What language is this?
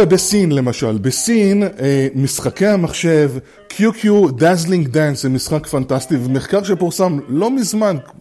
Hebrew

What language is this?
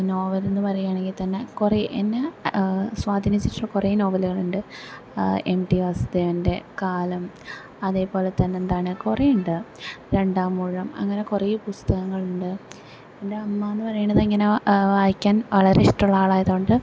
Malayalam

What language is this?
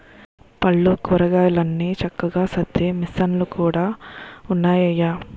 Telugu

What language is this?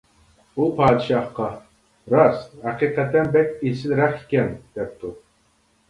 Uyghur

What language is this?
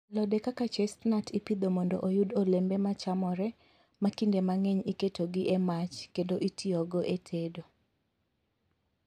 Luo (Kenya and Tanzania)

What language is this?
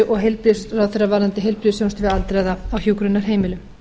Icelandic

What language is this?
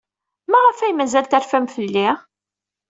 Kabyle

